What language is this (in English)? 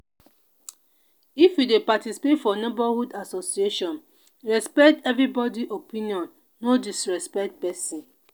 Nigerian Pidgin